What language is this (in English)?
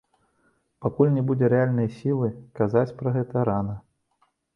Belarusian